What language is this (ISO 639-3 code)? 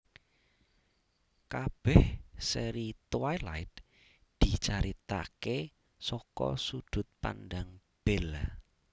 jav